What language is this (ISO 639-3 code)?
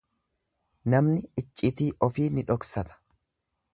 orm